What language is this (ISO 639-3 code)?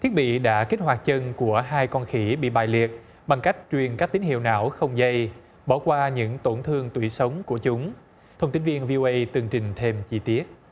vie